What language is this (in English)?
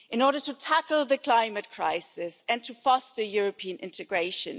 English